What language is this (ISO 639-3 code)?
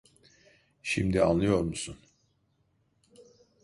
tur